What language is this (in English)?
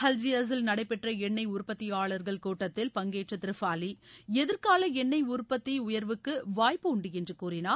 Tamil